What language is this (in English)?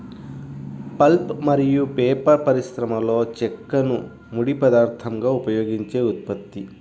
Telugu